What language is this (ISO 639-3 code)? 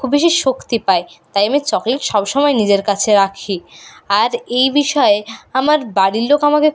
ben